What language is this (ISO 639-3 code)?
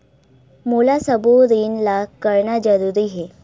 hne